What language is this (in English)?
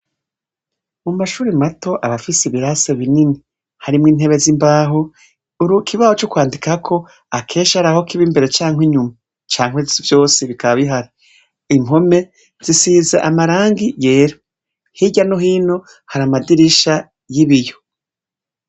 Rundi